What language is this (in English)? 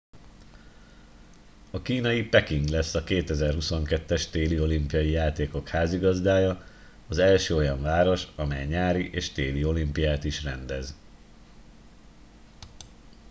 Hungarian